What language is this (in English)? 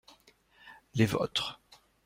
French